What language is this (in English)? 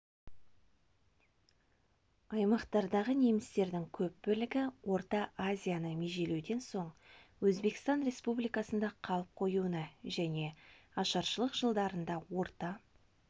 Kazakh